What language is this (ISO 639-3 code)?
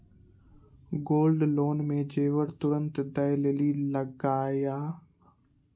mai